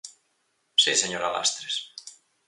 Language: Galician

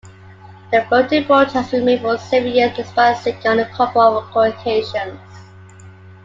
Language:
English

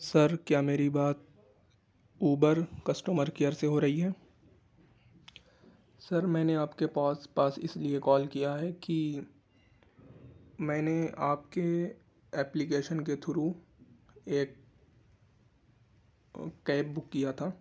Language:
Urdu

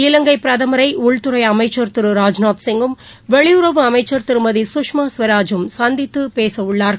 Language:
Tamil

